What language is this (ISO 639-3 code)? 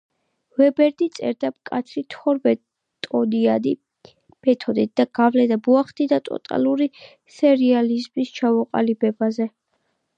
kat